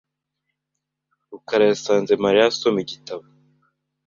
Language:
Kinyarwanda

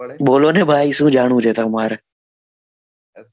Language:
Gujarati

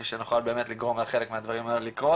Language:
Hebrew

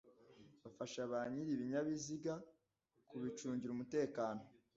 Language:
Kinyarwanda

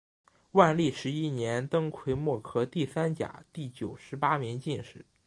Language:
Chinese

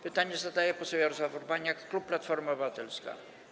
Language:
Polish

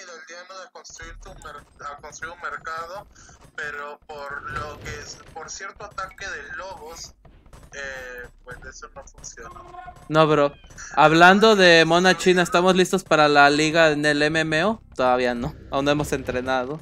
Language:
Spanish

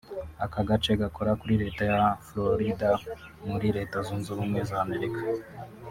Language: Kinyarwanda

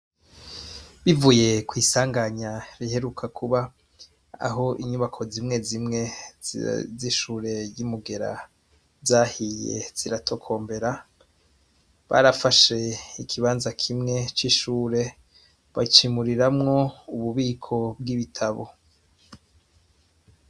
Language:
Rundi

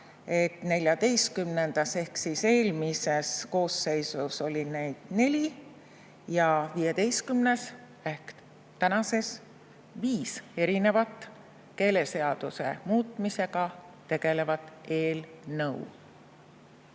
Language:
Estonian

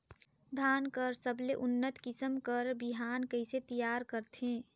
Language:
Chhattisgarhi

